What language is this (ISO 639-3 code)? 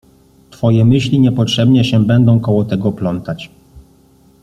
pol